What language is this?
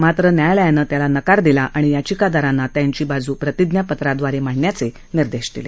Marathi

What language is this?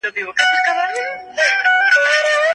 Pashto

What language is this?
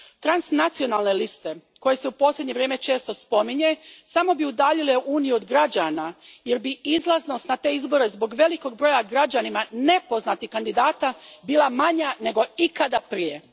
Croatian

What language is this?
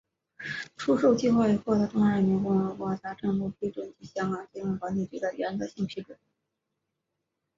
Chinese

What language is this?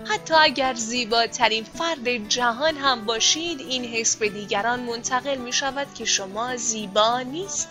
Persian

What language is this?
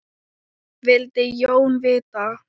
Icelandic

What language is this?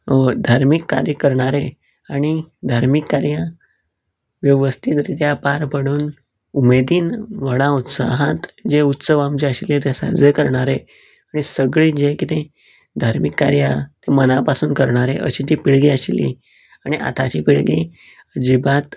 Konkani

